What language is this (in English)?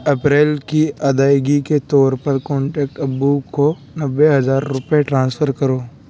Urdu